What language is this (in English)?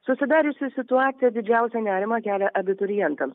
Lithuanian